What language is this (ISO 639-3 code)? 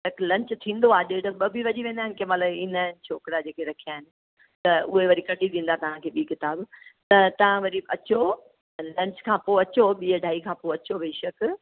snd